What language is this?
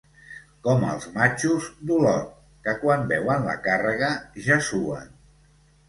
Catalan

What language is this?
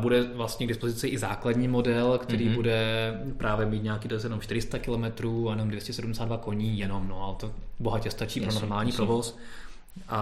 Czech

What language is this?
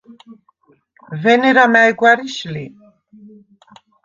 Svan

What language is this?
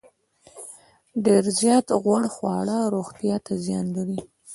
Pashto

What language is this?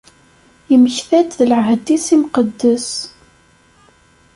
Kabyle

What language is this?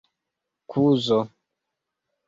Esperanto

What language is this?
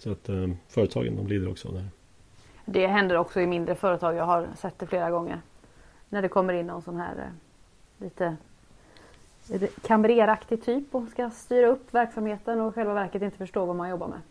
Swedish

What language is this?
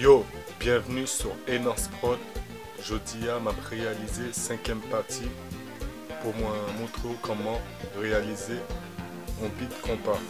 French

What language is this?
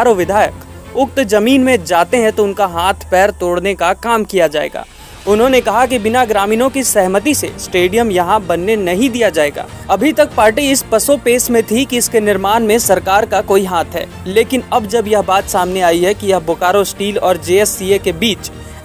Hindi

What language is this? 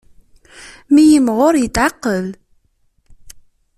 Kabyle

